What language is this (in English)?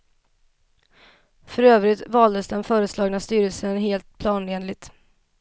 Swedish